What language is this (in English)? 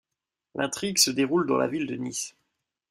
French